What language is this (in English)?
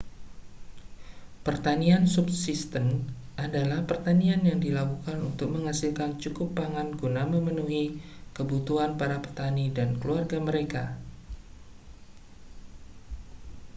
Indonesian